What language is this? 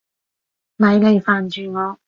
Cantonese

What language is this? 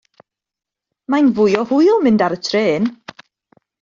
Welsh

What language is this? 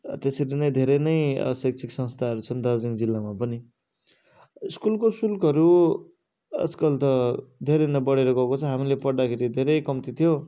Nepali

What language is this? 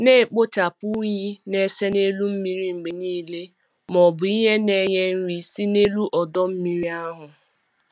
Igbo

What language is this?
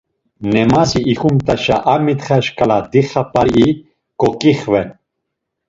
Laz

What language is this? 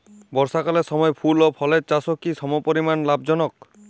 Bangla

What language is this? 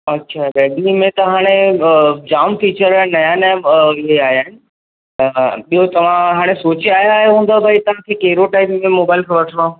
Sindhi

